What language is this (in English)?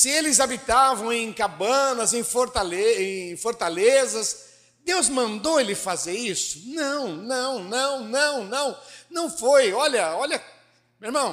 Portuguese